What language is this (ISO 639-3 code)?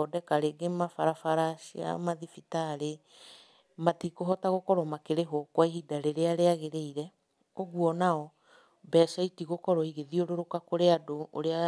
kik